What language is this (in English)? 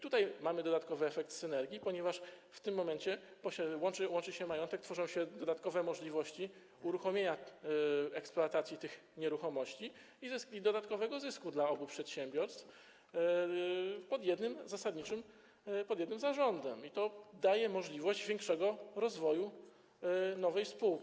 Polish